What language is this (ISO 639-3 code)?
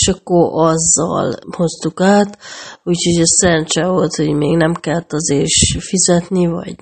hun